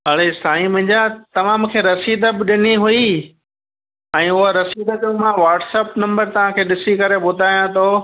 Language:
Sindhi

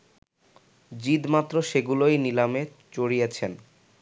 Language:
Bangla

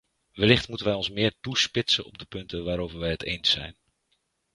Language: Dutch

